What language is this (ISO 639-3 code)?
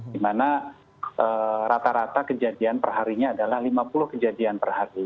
ind